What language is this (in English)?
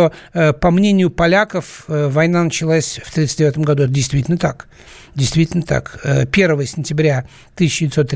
Russian